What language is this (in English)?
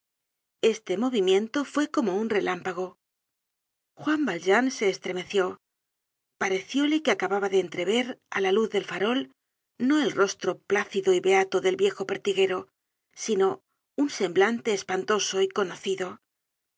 Spanish